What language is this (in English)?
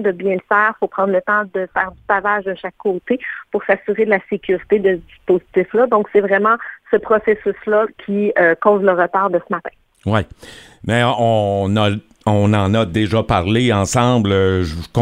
French